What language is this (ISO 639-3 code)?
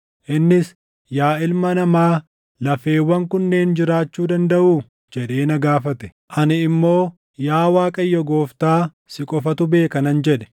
orm